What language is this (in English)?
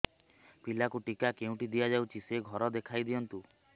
Odia